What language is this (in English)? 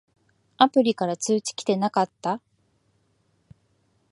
Japanese